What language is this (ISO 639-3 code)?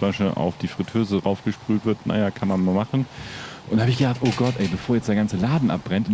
deu